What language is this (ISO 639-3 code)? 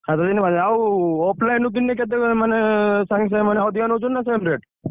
ori